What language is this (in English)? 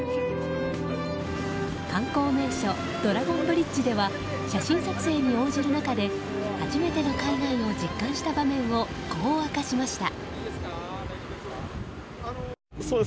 Japanese